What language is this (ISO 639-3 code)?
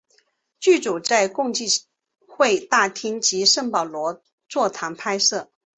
zho